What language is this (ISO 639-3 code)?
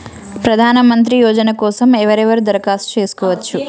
tel